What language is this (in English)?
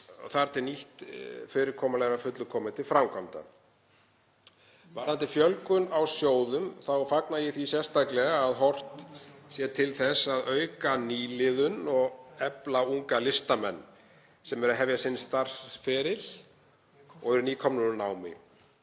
Icelandic